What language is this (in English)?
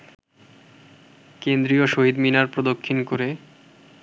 Bangla